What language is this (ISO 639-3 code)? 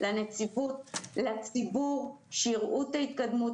heb